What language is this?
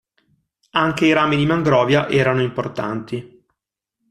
Italian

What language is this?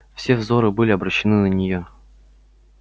Russian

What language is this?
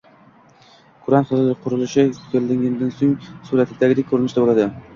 Uzbek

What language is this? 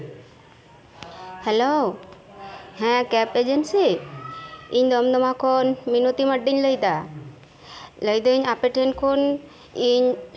Santali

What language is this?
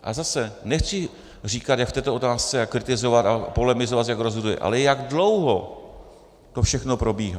Czech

